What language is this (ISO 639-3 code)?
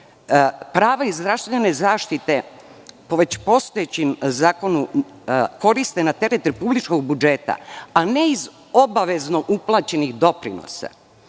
srp